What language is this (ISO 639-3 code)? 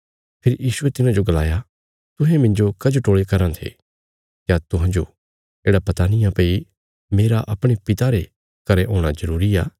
kfs